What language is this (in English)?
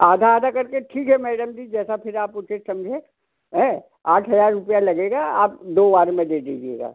Hindi